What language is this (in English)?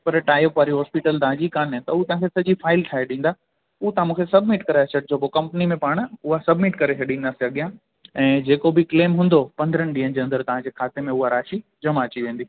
Sindhi